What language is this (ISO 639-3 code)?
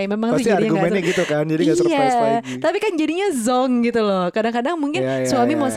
ind